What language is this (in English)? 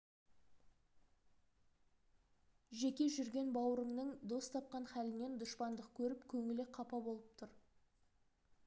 Kazakh